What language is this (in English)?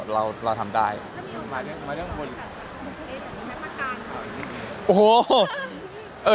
Thai